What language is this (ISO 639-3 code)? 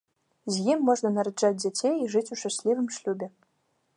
bel